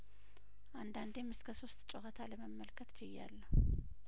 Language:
Amharic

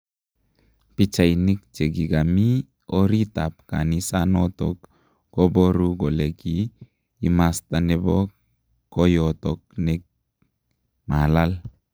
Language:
Kalenjin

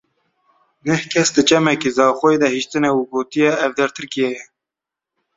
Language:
Kurdish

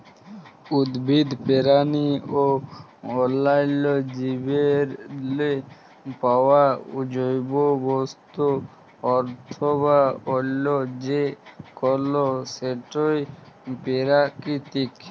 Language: Bangla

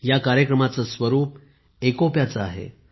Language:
Marathi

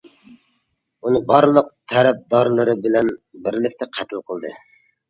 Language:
Uyghur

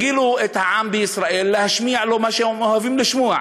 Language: Hebrew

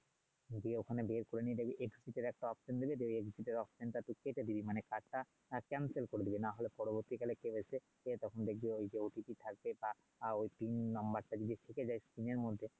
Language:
Bangla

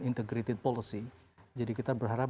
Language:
Indonesian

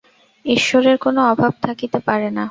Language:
Bangla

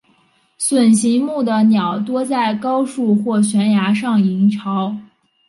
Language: Chinese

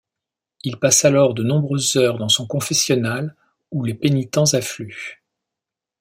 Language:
French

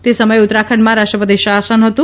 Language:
Gujarati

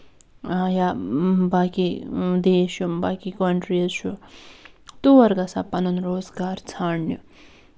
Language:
Kashmiri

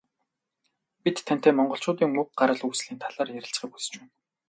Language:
Mongolian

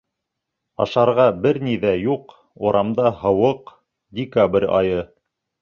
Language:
Bashkir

